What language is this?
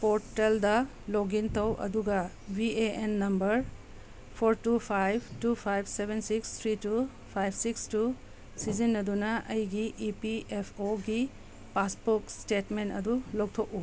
Manipuri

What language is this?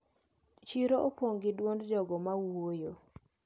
Luo (Kenya and Tanzania)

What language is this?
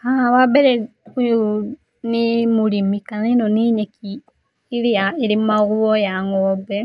Kikuyu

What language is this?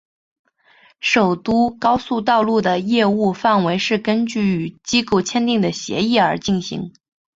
Chinese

